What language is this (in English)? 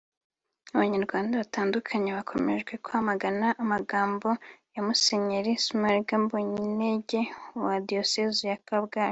Kinyarwanda